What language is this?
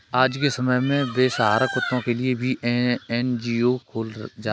Hindi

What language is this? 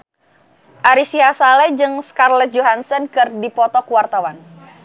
Sundanese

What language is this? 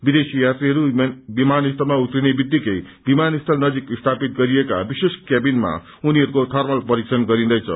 Nepali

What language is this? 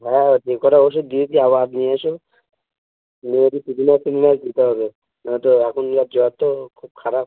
Bangla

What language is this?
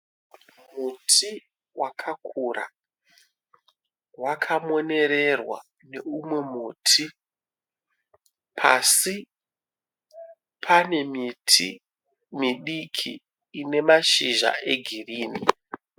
Shona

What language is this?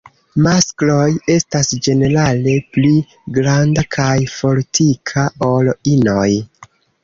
Esperanto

